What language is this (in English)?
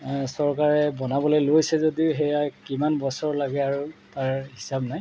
Assamese